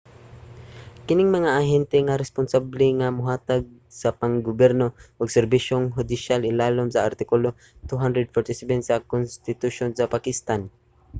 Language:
Cebuano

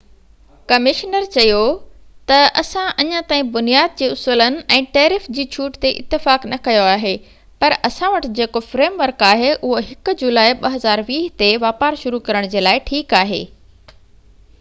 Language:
Sindhi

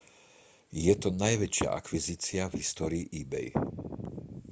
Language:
Slovak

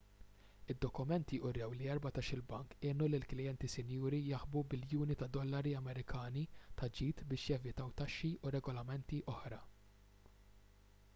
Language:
Maltese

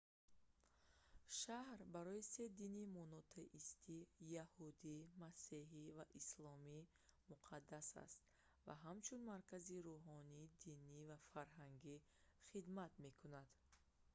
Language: Tajik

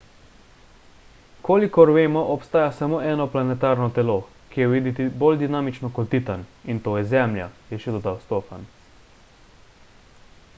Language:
Slovenian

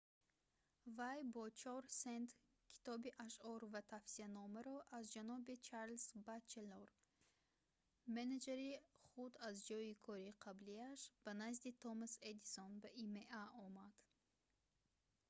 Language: Tajik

